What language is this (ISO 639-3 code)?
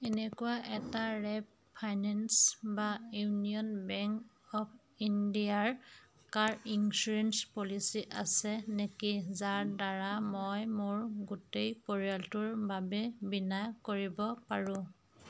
asm